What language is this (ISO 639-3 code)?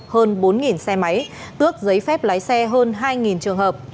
vie